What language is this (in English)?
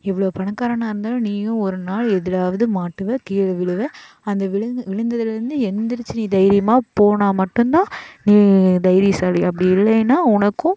Tamil